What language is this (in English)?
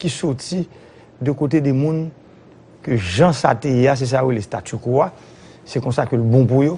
French